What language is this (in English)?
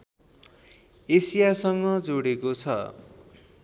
Nepali